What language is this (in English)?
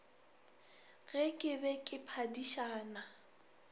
Northern Sotho